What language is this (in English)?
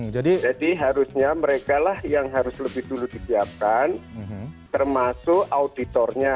Indonesian